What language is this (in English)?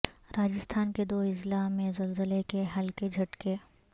Urdu